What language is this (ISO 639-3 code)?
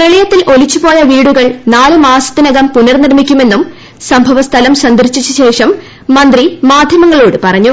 mal